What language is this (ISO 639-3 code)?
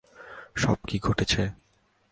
ben